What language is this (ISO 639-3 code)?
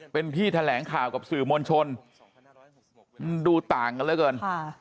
tha